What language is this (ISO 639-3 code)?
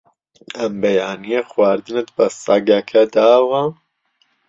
ckb